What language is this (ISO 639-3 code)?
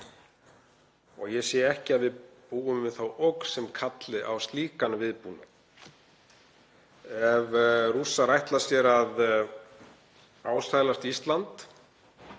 isl